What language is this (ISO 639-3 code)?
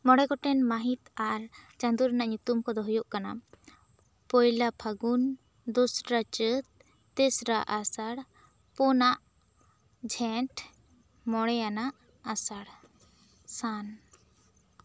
sat